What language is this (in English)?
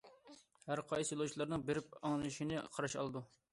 Uyghur